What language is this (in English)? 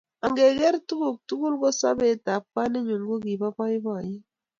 Kalenjin